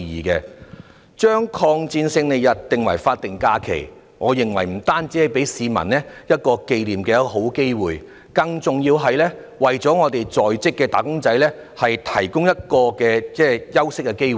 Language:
Cantonese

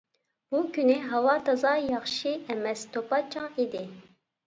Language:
Uyghur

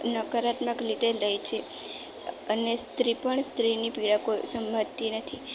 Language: Gujarati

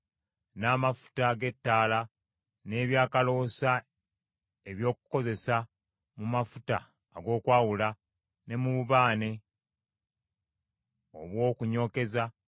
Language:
Ganda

